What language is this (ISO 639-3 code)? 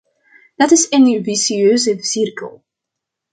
nld